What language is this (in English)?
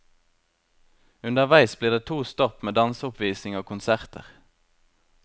Norwegian